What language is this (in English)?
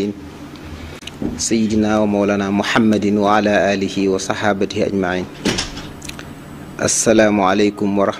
Indonesian